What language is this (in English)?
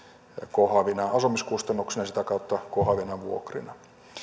Finnish